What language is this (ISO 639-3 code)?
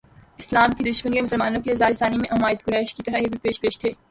urd